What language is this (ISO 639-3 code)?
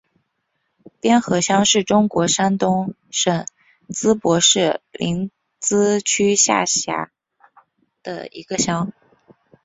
zho